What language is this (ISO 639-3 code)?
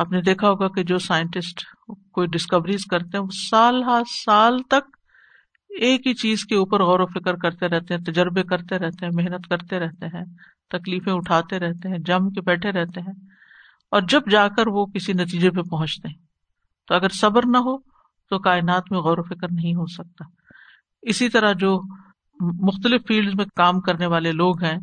urd